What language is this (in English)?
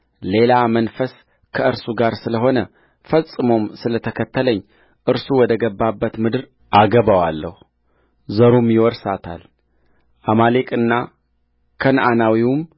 Amharic